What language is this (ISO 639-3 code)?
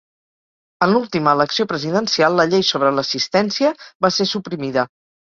cat